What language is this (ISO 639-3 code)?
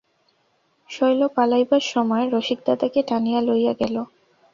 ben